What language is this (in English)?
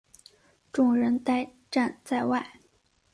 Chinese